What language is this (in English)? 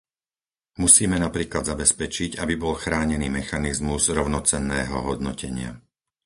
Slovak